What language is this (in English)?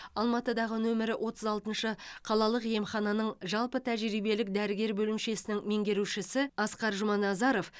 Kazakh